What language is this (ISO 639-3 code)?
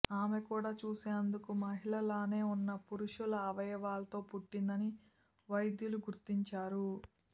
tel